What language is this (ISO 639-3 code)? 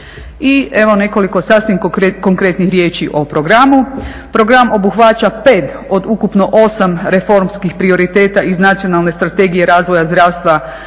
hrv